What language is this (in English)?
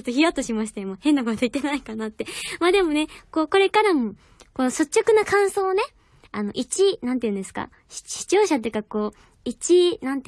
Japanese